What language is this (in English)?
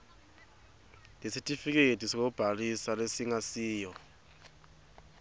Swati